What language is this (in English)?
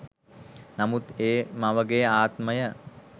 Sinhala